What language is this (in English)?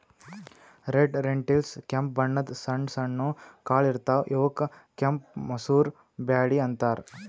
Kannada